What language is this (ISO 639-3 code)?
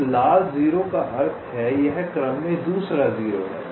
hin